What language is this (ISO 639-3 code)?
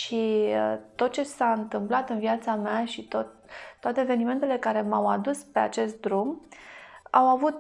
ron